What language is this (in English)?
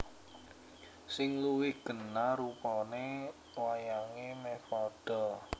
Javanese